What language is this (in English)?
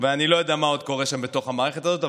Hebrew